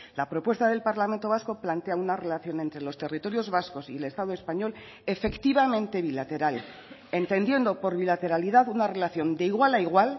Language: Spanish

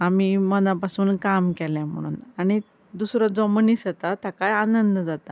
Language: Konkani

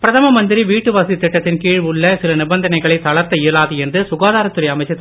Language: Tamil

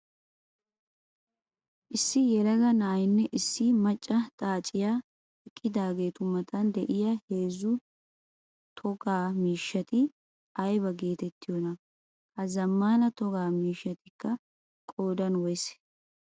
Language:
Wolaytta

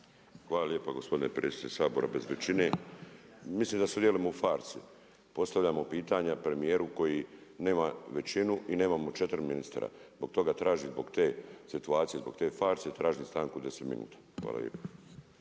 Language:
Croatian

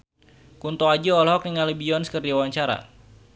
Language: Sundanese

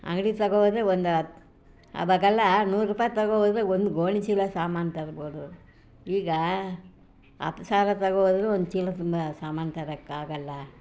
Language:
Kannada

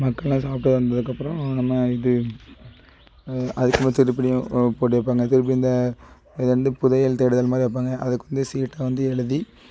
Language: Tamil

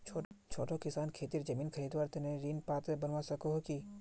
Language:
Magahi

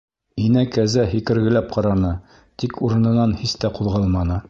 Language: Bashkir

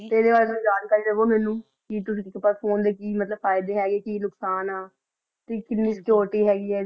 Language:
Punjabi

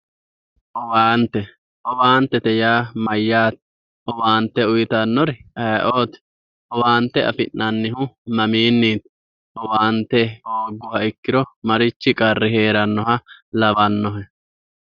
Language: Sidamo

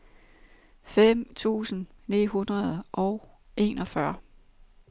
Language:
Danish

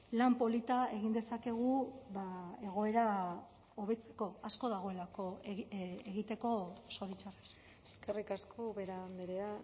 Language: Basque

